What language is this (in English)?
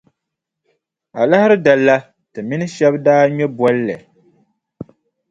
Dagbani